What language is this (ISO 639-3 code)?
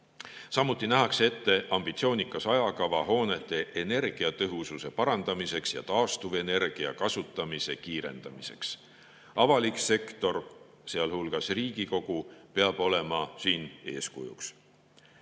est